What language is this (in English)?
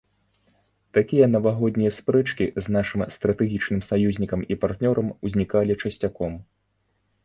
Belarusian